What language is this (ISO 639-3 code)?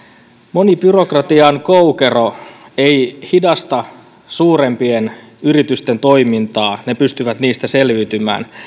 fin